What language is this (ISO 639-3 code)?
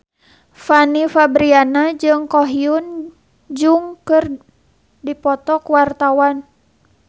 sun